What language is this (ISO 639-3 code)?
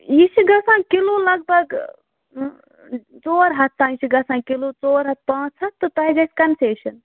kas